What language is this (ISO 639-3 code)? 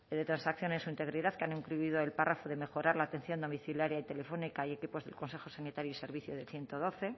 spa